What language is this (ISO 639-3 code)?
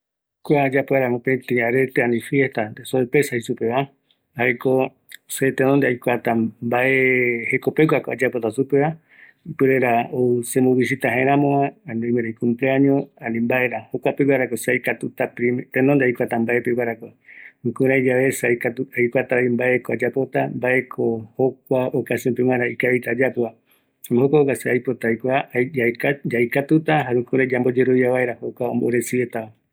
gui